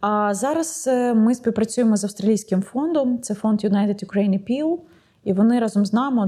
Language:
Ukrainian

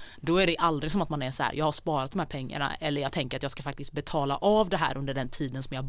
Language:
Swedish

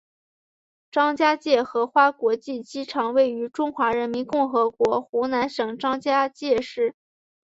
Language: Chinese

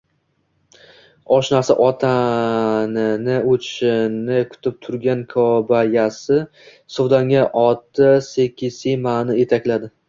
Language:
Uzbek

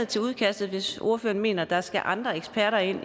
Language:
Danish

